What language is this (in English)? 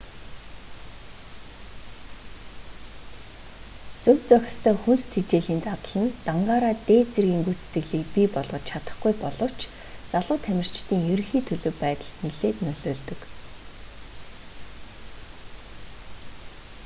Mongolian